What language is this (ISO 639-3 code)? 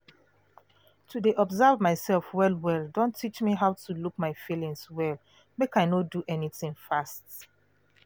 pcm